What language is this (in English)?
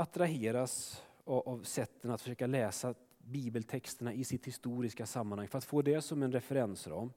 Swedish